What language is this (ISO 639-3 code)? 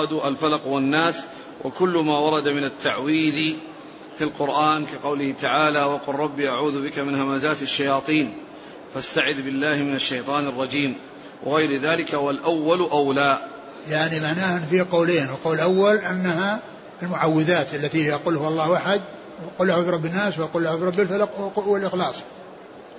ara